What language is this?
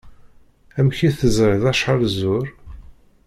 Kabyle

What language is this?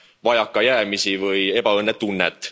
Estonian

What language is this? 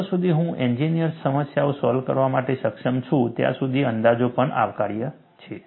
Gujarati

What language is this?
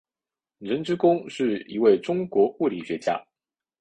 Chinese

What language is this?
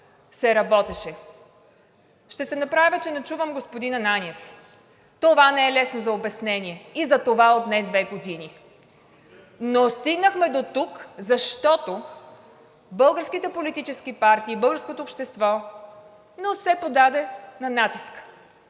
Bulgarian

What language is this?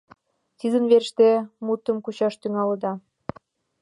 Mari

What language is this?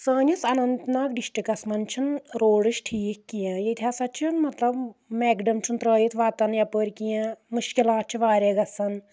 Kashmiri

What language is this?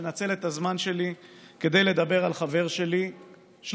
Hebrew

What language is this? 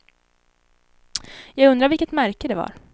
Swedish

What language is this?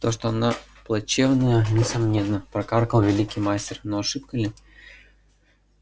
Russian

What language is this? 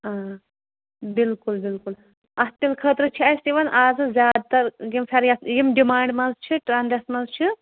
Kashmiri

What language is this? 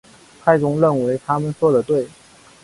Chinese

